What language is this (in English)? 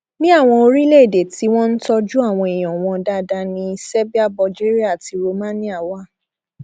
Yoruba